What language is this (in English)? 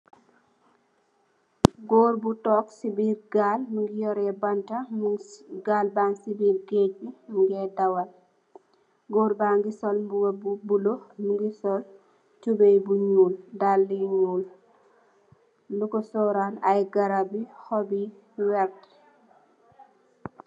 Wolof